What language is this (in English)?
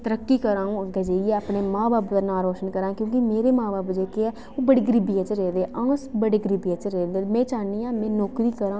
Dogri